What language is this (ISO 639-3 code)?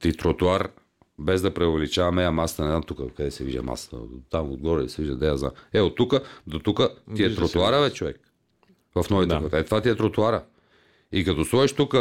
bul